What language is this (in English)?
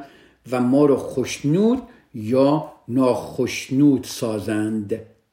Persian